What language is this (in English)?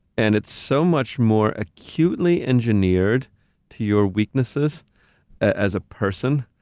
English